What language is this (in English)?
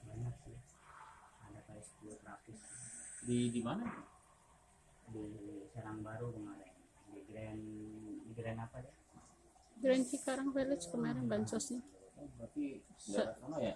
Indonesian